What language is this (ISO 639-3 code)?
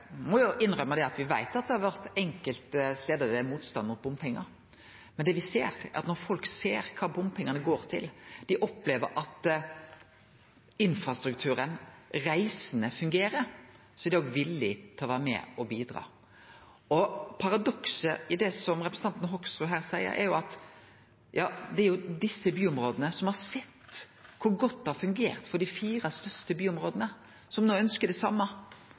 nno